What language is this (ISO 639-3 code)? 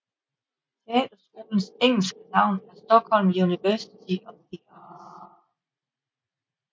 dan